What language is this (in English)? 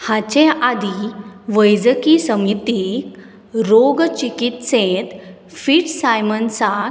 Konkani